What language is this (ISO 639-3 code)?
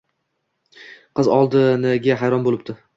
uzb